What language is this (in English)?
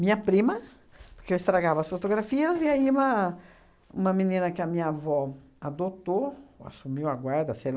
Portuguese